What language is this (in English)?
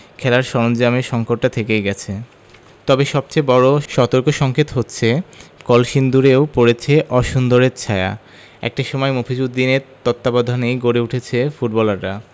Bangla